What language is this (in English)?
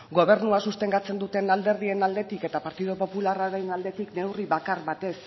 Basque